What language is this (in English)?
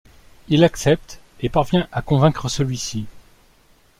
French